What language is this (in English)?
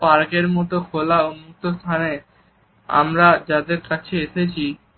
Bangla